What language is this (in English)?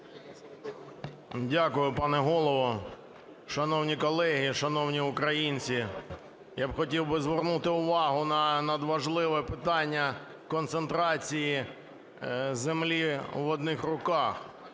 Ukrainian